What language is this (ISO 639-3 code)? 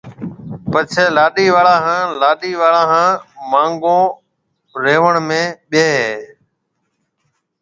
mve